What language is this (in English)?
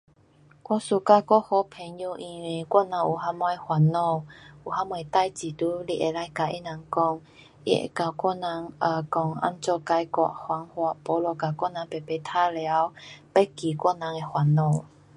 Pu-Xian Chinese